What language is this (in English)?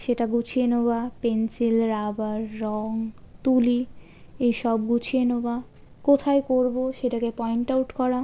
Bangla